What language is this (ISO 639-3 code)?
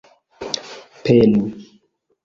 epo